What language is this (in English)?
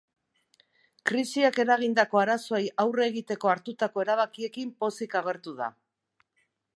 Basque